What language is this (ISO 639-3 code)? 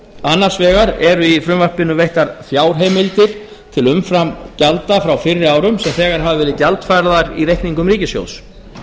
isl